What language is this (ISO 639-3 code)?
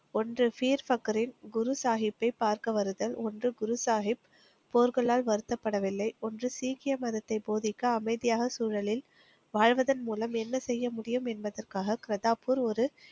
tam